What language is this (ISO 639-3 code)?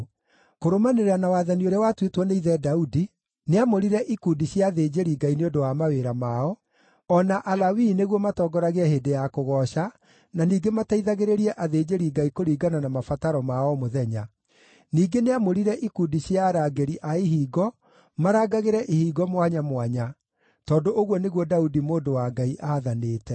kik